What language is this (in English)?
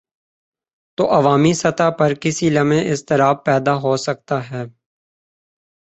Urdu